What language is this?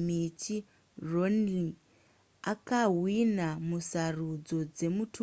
Shona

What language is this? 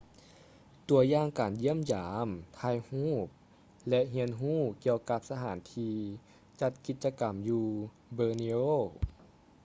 Lao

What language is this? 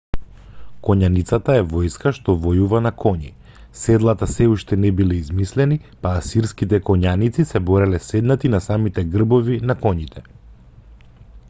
Macedonian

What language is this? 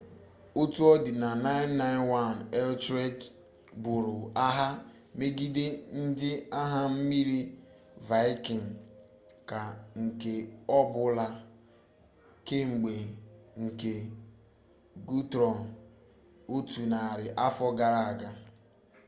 Igbo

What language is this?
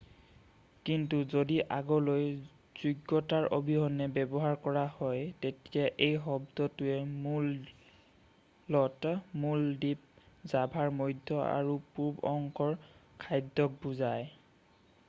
Assamese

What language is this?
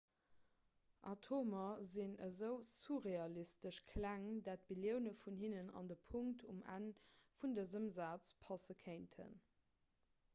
Luxembourgish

